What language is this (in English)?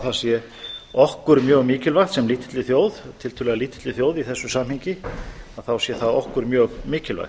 Icelandic